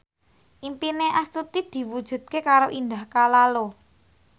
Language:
Javanese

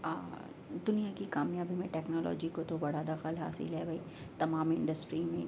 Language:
Urdu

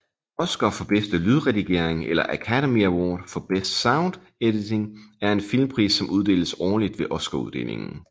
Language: Danish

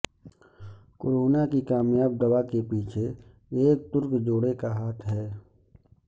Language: Urdu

